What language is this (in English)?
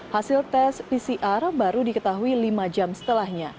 Indonesian